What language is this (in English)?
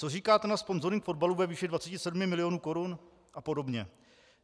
Czech